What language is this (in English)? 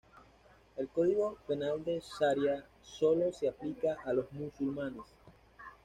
Spanish